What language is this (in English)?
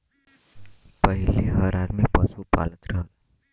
Bhojpuri